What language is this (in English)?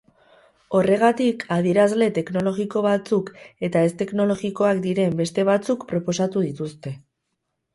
Basque